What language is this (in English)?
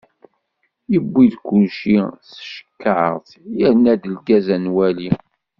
Kabyle